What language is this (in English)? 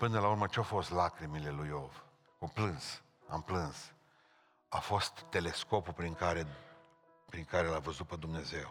Romanian